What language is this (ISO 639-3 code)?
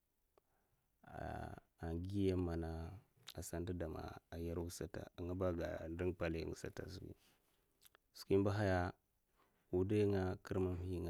maf